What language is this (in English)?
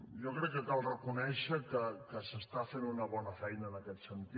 Catalan